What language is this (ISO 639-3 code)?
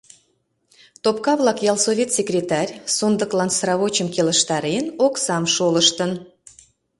chm